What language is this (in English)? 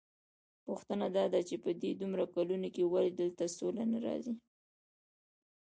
Pashto